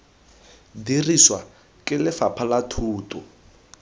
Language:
Tswana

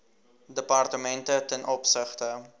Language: Afrikaans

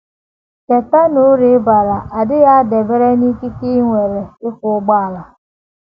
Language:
Igbo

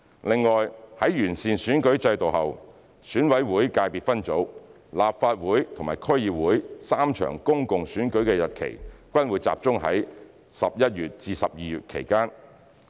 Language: Cantonese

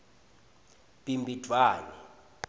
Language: Swati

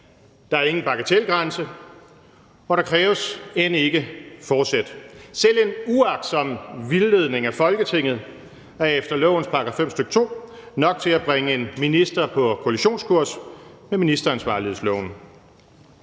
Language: Danish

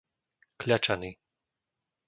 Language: Slovak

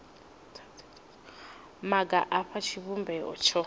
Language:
Venda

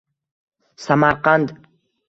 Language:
Uzbek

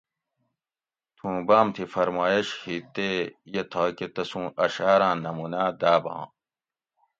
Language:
Gawri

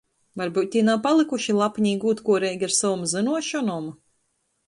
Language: Latgalian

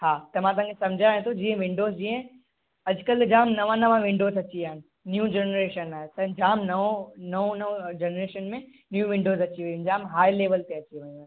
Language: Sindhi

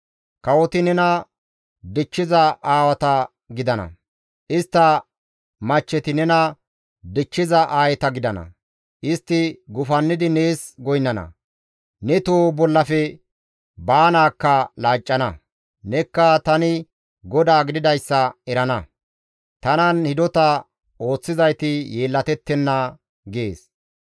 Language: Gamo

